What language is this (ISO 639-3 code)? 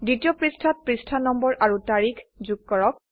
asm